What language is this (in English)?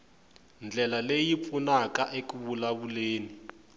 Tsonga